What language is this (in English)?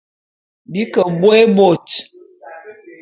Bulu